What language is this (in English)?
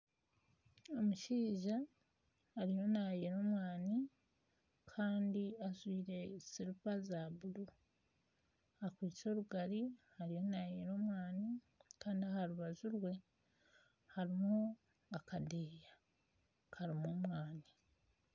Nyankole